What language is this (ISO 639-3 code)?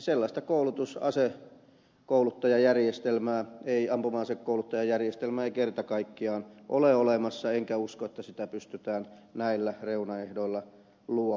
fin